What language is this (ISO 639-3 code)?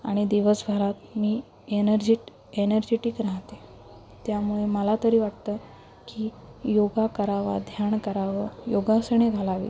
mar